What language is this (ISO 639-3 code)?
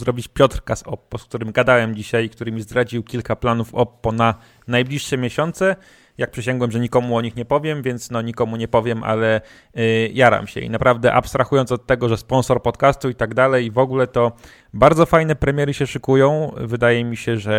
pol